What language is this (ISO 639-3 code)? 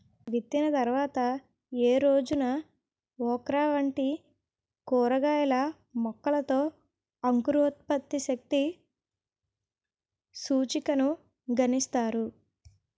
tel